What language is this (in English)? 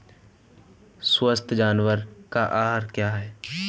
Hindi